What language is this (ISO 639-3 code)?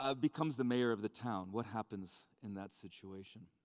eng